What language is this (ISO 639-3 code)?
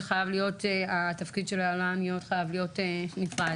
heb